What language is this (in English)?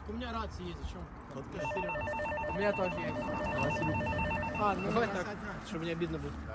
Russian